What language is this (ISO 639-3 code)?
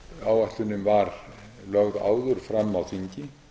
isl